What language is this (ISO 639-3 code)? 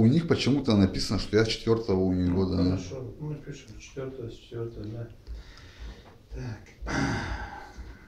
rus